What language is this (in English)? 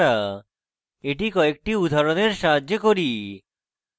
Bangla